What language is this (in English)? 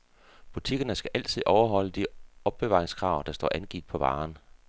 Danish